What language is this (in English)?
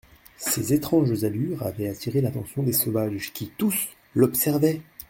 French